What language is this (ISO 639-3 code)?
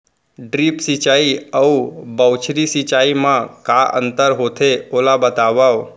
hne